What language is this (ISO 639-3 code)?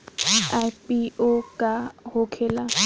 bho